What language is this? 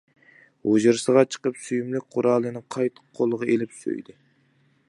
Uyghur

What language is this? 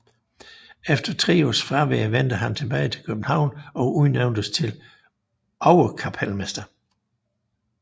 Danish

